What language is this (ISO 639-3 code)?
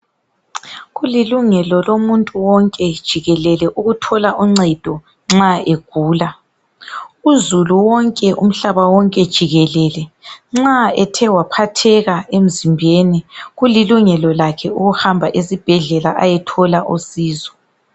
nde